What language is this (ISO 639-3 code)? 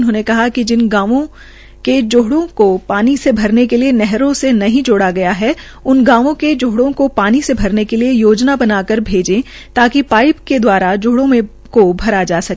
hin